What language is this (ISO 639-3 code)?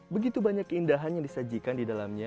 ind